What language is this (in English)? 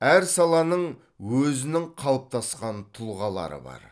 Kazakh